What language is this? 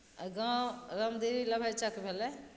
Maithili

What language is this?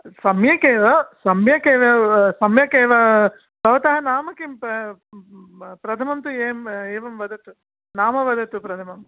Sanskrit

